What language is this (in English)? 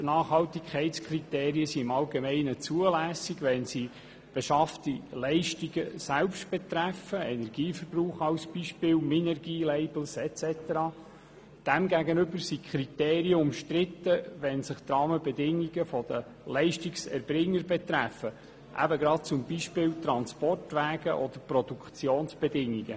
Swiss German